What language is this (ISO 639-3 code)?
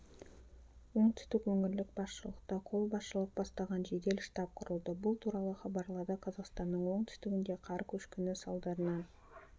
kaz